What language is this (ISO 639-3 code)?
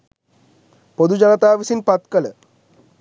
sin